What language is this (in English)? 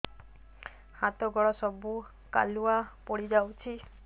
Odia